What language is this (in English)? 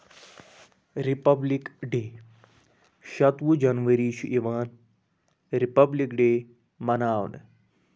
Kashmiri